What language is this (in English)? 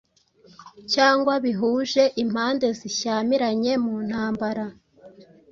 Kinyarwanda